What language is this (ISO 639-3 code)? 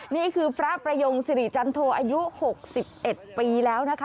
tha